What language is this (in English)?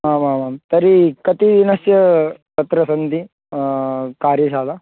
Sanskrit